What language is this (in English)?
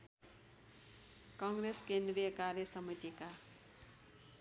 Nepali